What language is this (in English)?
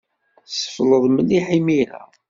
Kabyle